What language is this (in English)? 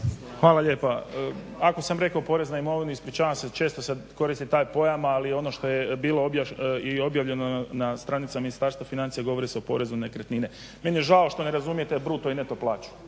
Croatian